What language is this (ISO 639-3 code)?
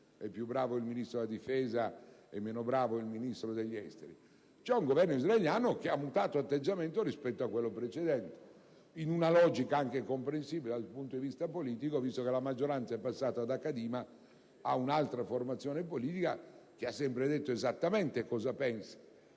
ita